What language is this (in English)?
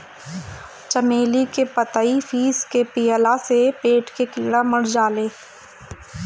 Bhojpuri